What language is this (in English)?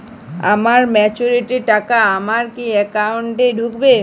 Bangla